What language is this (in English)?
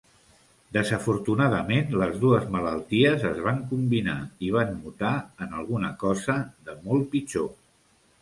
Catalan